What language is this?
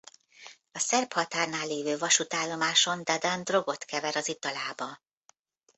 Hungarian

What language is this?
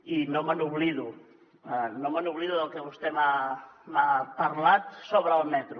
Catalan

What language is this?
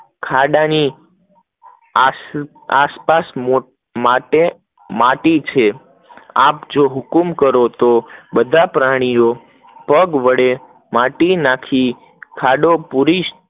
Gujarati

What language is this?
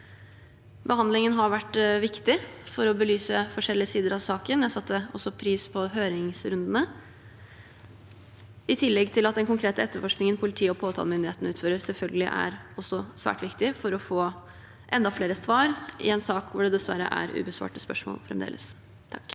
Norwegian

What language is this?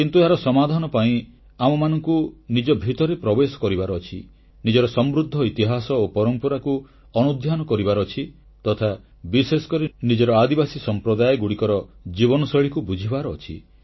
Odia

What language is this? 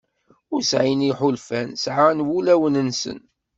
Kabyle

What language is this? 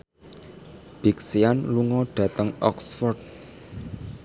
Javanese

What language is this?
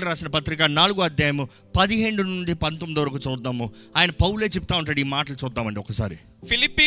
Telugu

